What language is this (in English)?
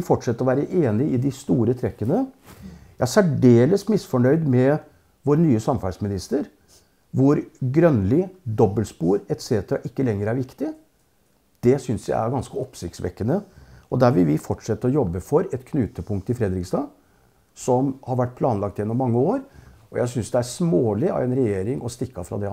Norwegian